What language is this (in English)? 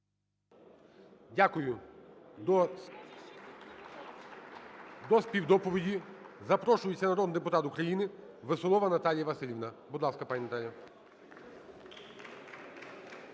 Ukrainian